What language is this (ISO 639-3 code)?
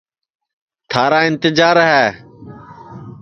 ssi